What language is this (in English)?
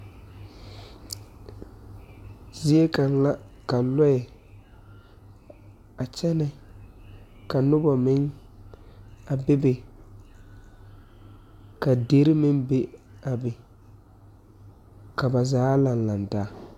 Southern Dagaare